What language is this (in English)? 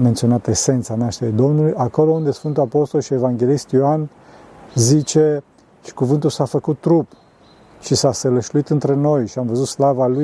Romanian